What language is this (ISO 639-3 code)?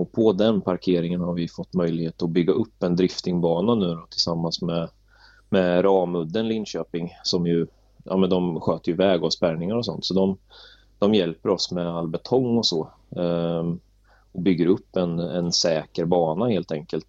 swe